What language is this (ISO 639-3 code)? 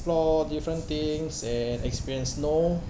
eng